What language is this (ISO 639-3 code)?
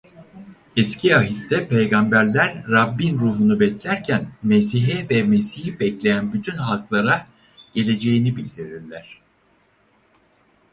tur